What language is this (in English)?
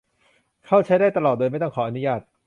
Thai